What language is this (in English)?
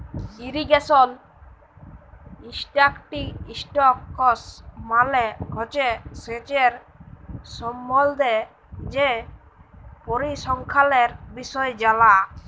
Bangla